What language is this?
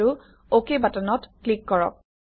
Assamese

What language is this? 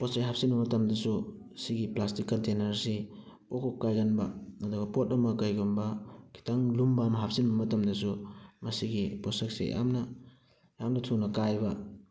Manipuri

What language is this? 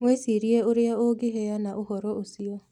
Kikuyu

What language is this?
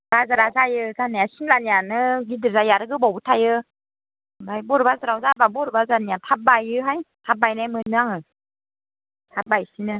Bodo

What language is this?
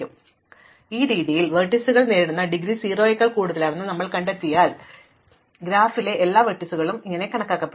Malayalam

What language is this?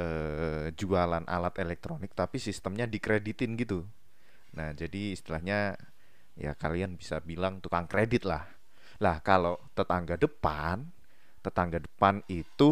Indonesian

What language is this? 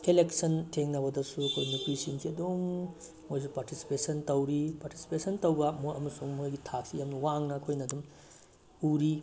Manipuri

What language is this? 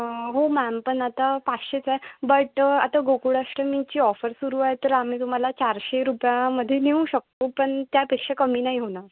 Marathi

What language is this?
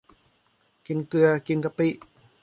Thai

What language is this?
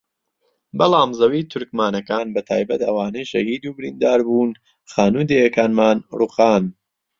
Central Kurdish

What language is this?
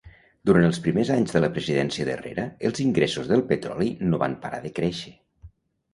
Catalan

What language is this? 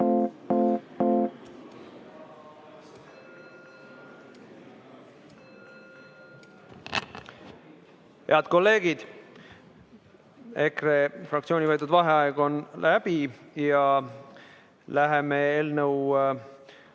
Estonian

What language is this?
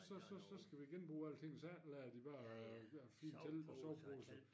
Danish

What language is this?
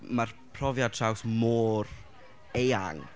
Welsh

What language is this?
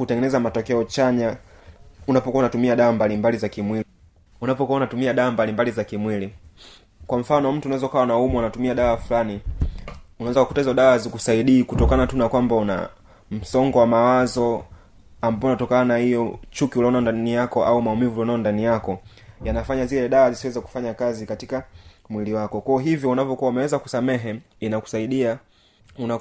Swahili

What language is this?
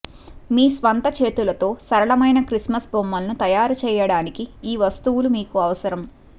Telugu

